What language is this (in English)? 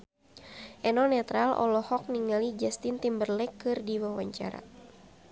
Sundanese